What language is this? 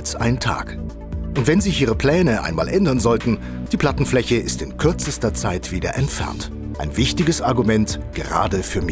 German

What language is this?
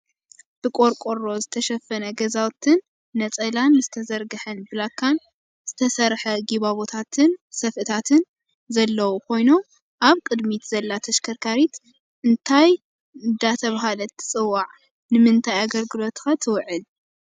Tigrinya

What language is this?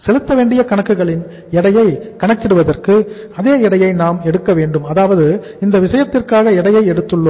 Tamil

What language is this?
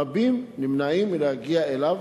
Hebrew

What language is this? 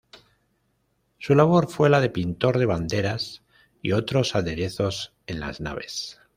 Spanish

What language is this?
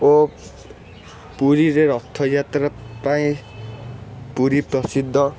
Odia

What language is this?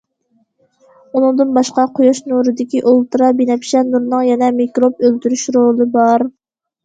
Uyghur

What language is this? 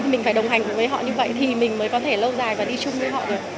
Vietnamese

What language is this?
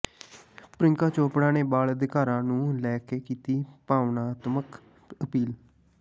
Punjabi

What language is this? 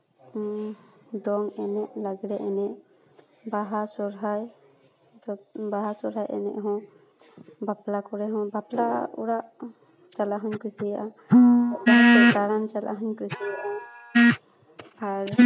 Santali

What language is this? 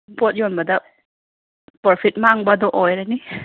Manipuri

